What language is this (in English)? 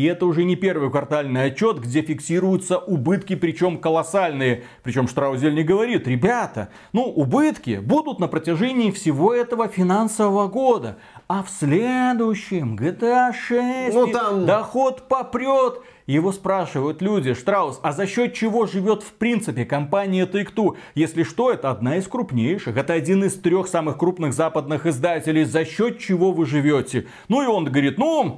Russian